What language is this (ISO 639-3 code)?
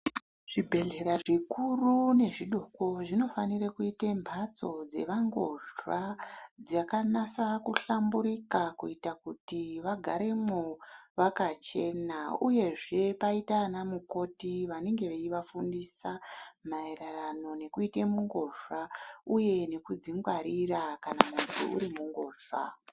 ndc